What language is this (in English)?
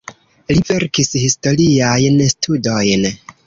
Esperanto